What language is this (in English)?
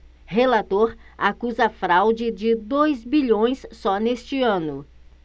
Portuguese